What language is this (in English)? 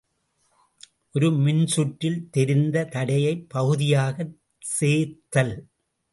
Tamil